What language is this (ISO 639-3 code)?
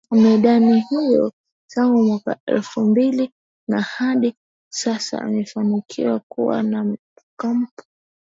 swa